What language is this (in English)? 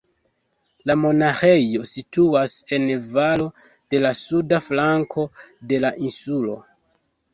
Esperanto